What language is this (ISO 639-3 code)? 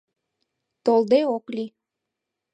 chm